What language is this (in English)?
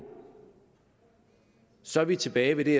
Danish